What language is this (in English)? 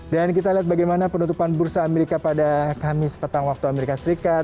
Indonesian